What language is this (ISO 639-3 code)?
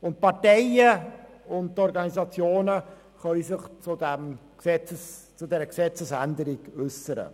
gsw